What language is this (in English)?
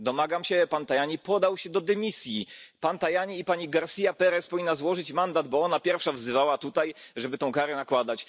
Polish